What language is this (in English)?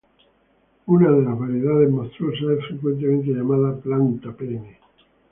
Spanish